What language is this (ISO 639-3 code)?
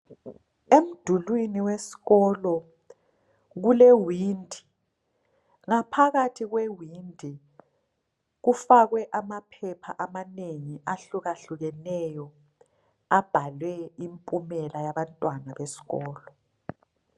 nde